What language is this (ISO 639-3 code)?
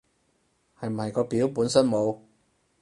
yue